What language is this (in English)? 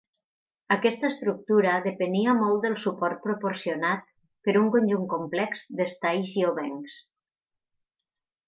Catalan